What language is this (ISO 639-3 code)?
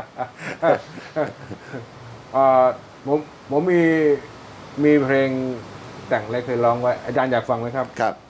tha